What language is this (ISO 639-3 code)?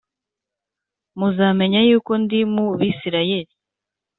kin